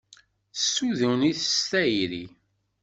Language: Kabyle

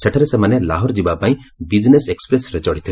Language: Odia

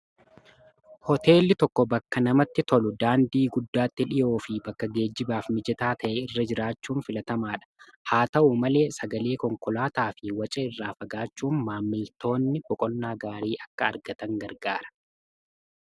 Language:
Oromo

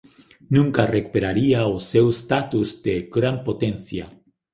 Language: Galician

